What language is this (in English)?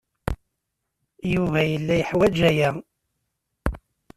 Kabyle